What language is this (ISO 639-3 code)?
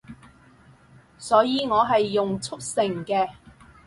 yue